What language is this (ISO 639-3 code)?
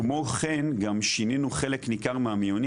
heb